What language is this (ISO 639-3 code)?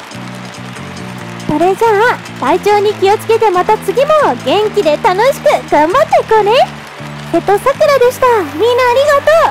jpn